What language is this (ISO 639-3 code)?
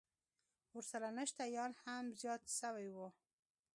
pus